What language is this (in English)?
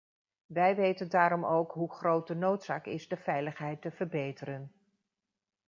Dutch